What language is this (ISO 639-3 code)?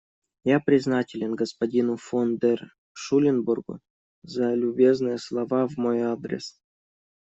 rus